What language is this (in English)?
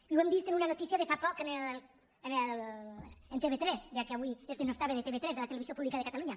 Catalan